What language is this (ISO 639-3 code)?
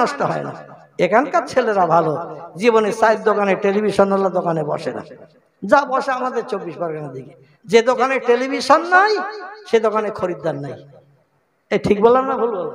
ind